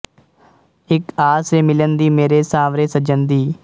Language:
Punjabi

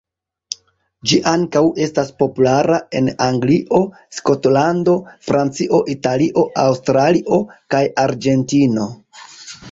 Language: Esperanto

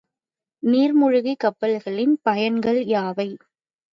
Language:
Tamil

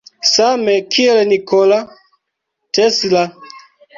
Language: Esperanto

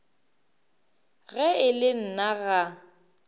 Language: Northern Sotho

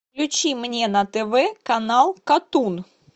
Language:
Russian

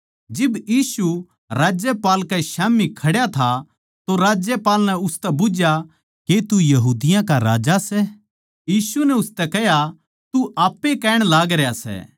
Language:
Haryanvi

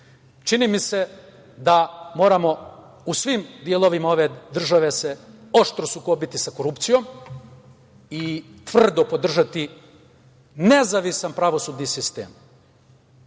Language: Serbian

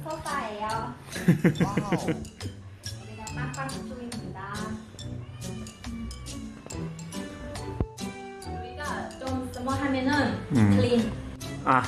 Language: Korean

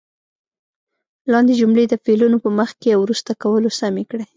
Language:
Pashto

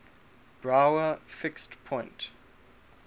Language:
English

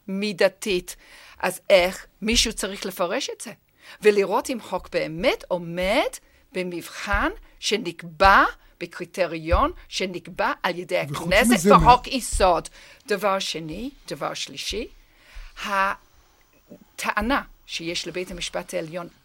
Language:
Hebrew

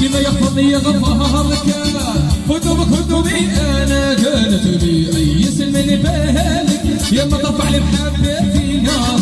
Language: Arabic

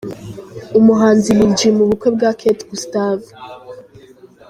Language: Kinyarwanda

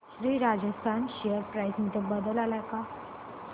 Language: Marathi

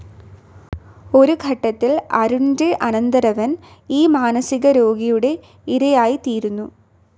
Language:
Malayalam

